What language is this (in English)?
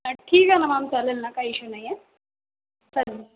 Marathi